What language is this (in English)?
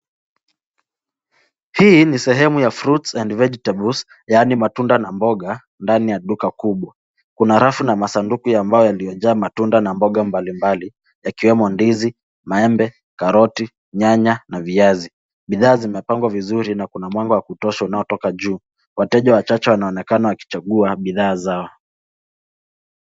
Swahili